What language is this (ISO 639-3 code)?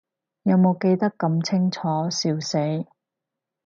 yue